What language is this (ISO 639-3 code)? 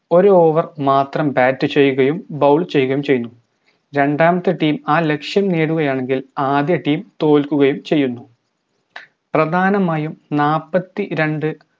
mal